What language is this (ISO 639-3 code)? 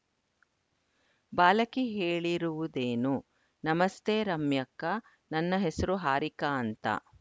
kan